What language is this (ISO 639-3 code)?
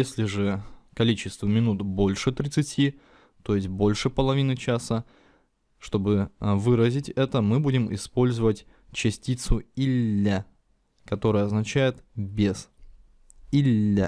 rus